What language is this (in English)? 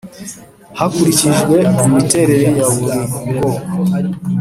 Kinyarwanda